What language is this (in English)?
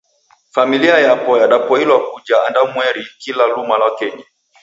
Taita